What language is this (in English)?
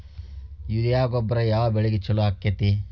Kannada